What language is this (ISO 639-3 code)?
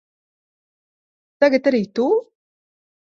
lav